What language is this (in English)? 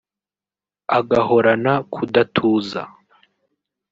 Kinyarwanda